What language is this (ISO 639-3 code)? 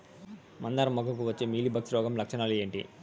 tel